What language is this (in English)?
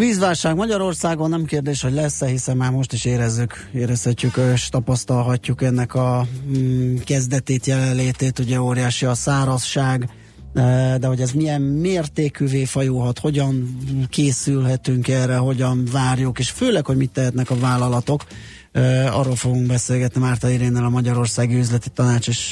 Hungarian